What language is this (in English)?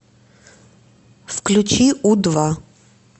Russian